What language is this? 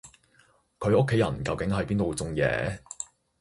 Cantonese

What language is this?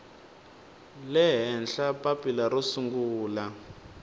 Tsonga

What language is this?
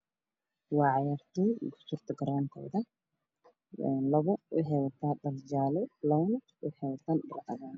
Somali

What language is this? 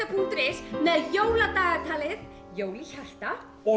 Icelandic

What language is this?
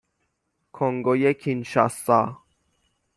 Persian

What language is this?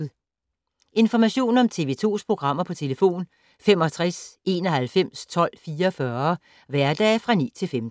Danish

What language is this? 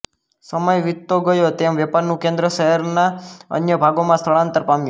Gujarati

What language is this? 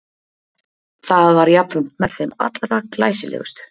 Icelandic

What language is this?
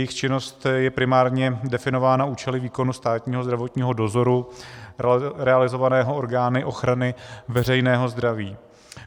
Czech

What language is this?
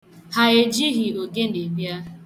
Igbo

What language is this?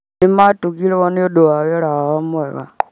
Kikuyu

